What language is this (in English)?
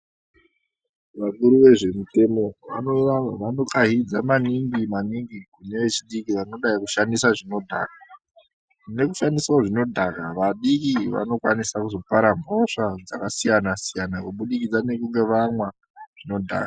Ndau